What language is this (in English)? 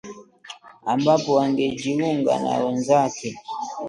Swahili